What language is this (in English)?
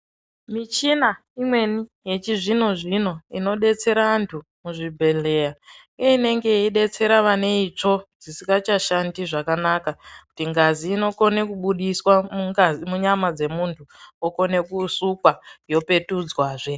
Ndau